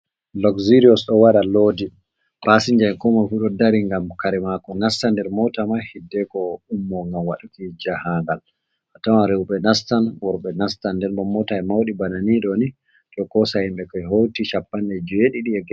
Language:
Fula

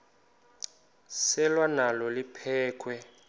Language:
Xhosa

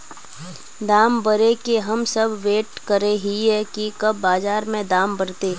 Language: Magahi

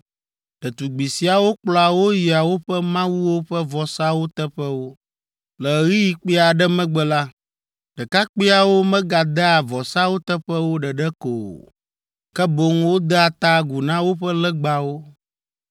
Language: Ewe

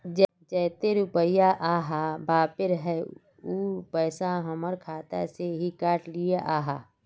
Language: Magahi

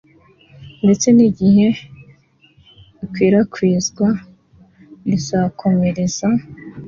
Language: Kinyarwanda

